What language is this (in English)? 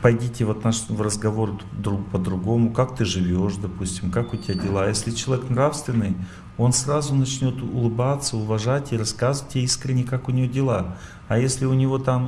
Russian